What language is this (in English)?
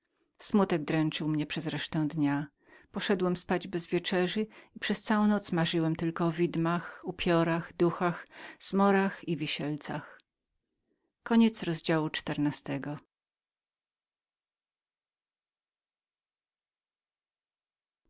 Polish